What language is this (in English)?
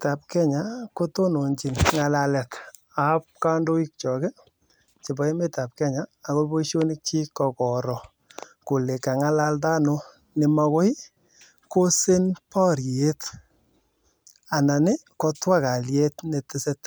Kalenjin